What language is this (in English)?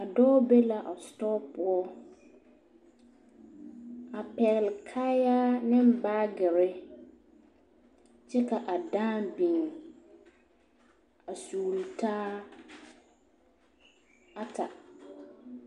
Southern Dagaare